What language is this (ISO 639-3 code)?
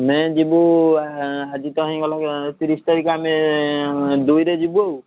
ori